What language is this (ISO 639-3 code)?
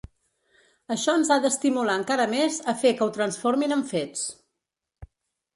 cat